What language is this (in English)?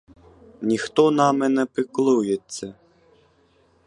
Ukrainian